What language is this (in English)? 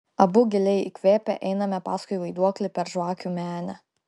Lithuanian